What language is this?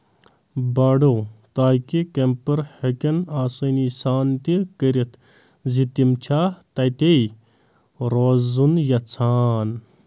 Kashmiri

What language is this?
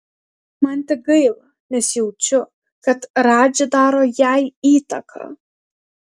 Lithuanian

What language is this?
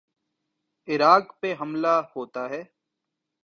Urdu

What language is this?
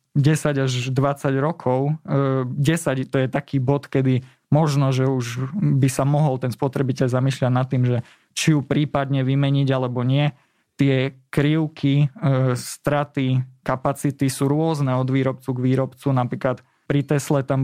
Slovak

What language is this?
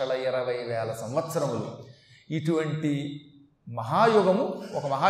Telugu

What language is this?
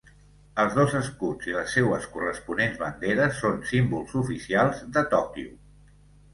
Catalan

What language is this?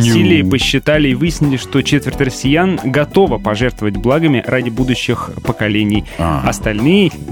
Russian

